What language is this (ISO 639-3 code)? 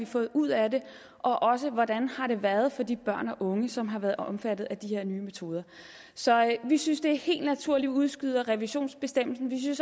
dan